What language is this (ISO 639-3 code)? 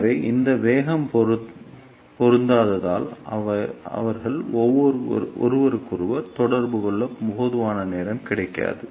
tam